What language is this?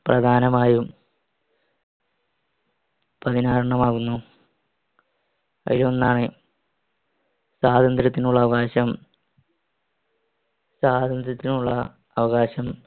Malayalam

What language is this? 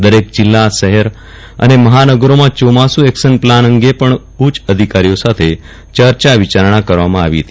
Gujarati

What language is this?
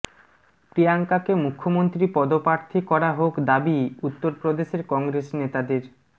Bangla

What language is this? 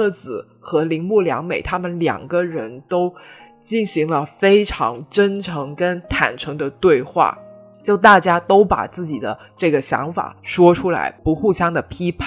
Chinese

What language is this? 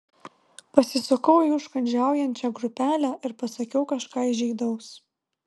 Lithuanian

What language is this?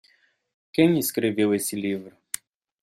Portuguese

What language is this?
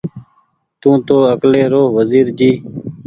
Goaria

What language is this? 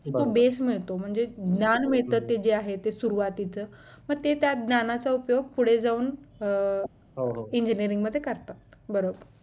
Marathi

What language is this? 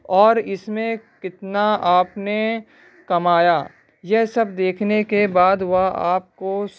Urdu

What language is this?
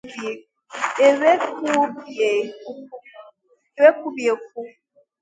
Igbo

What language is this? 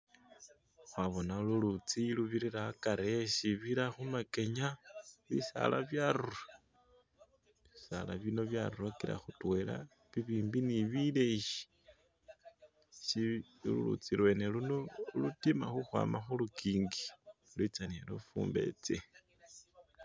Masaaba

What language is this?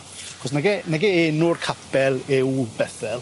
Welsh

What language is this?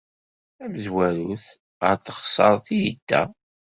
Kabyle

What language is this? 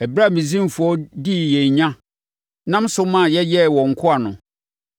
Akan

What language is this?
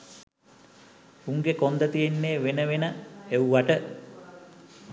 Sinhala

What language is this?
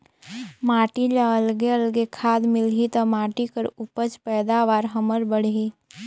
Chhattisgarhi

